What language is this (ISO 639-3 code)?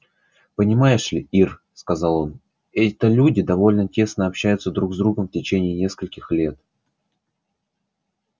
rus